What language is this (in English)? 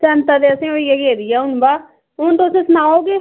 Dogri